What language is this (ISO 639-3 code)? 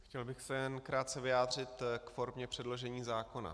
ces